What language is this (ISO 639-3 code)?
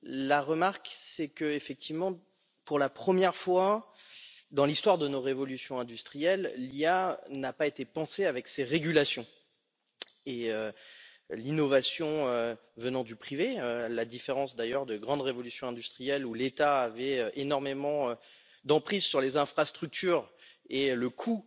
fra